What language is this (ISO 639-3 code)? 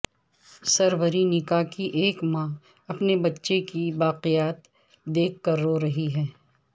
urd